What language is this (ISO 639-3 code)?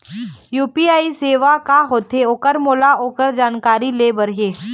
hne